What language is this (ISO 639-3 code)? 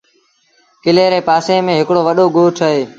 sbn